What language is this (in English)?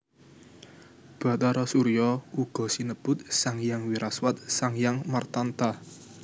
Javanese